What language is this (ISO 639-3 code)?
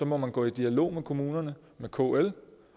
dan